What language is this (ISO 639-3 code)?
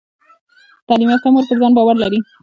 pus